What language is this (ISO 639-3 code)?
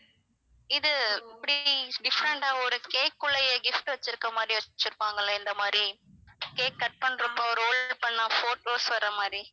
tam